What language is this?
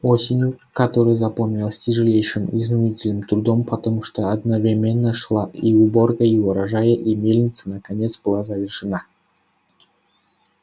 Russian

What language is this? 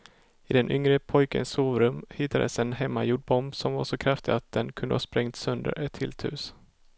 Swedish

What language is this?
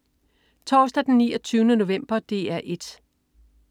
Danish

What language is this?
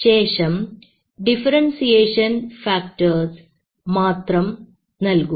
Malayalam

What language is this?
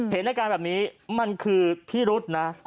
Thai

